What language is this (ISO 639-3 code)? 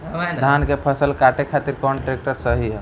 bho